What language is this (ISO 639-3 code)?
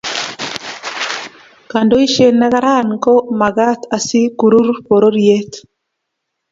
kln